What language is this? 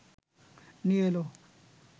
Bangla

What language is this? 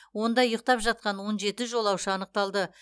Kazakh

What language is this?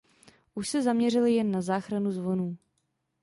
Czech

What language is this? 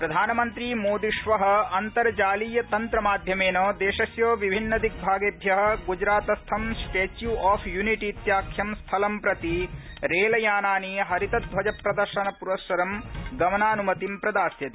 Sanskrit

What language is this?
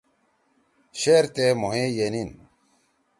Torwali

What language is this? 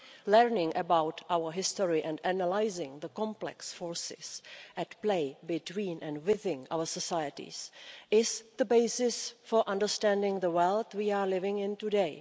English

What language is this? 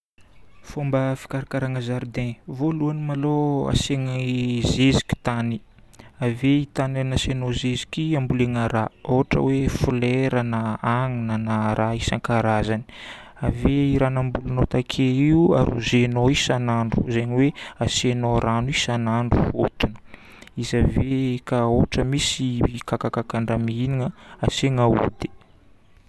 Northern Betsimisaraka Malagasy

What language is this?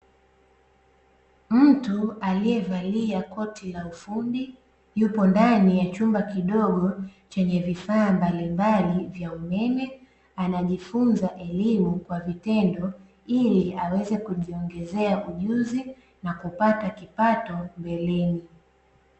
Swahili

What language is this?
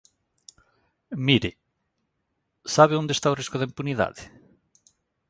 Galician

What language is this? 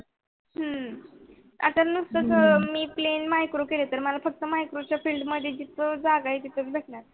Marathi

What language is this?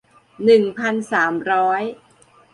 Thai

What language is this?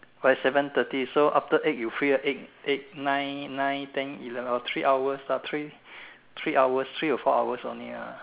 English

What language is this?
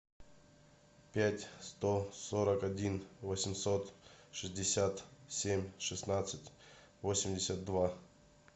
Russian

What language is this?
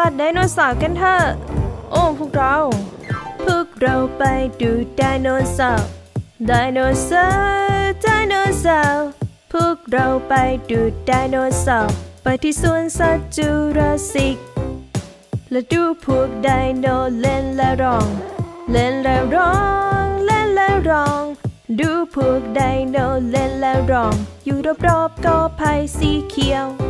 Thai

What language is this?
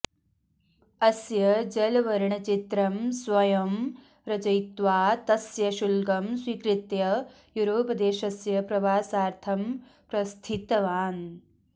Sanskrit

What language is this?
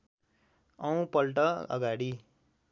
Nepali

